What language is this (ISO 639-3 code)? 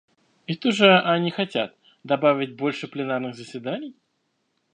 rus